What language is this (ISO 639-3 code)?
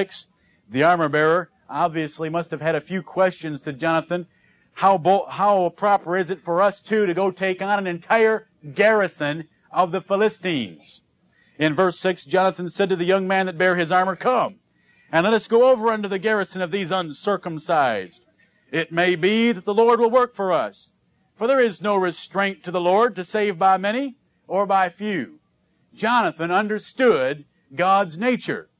eng